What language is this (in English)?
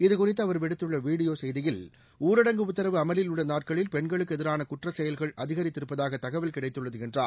Tamil